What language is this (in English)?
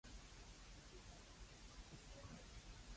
Cantonese